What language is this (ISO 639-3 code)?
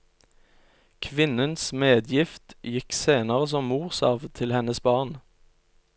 nor